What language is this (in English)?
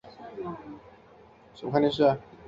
Chinese